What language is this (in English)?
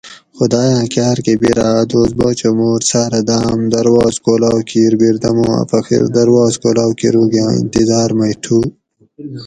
Gawri